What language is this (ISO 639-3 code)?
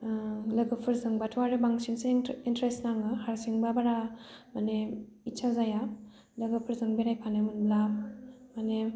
brx